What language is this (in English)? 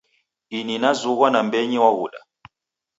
Taita